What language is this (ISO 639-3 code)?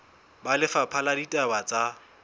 sot